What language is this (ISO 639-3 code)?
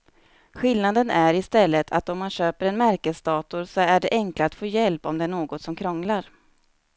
swe